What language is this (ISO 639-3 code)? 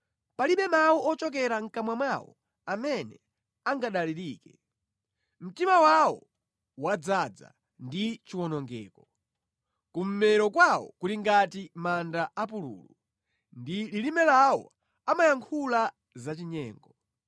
nya